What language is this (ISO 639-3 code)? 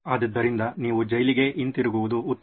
kan